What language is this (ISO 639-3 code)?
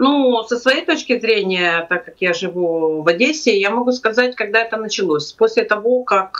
rus